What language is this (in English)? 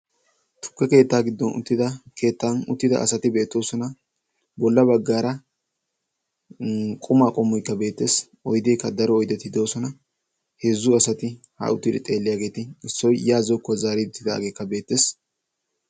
Wolaytta